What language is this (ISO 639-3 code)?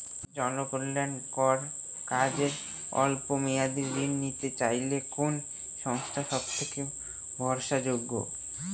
ben